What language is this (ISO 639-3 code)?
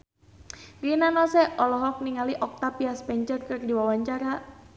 sun